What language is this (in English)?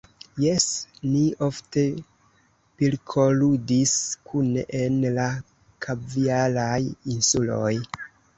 Esperanto